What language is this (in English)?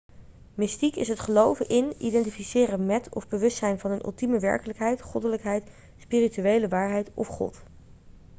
Dutch